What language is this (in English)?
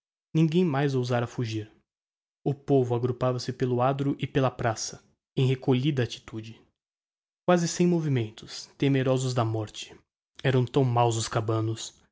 Portuguese